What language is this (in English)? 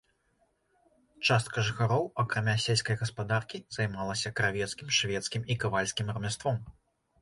Belarusian